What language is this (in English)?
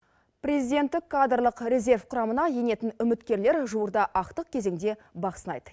Kazakh